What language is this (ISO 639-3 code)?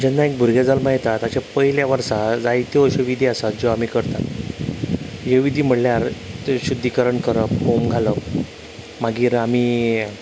kok